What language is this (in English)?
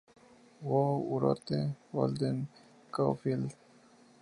Spanish